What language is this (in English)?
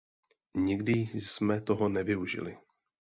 Czech